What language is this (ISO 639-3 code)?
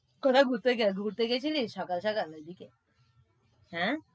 ben